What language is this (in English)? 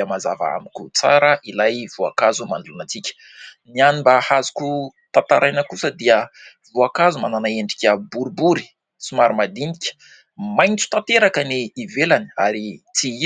Malagasy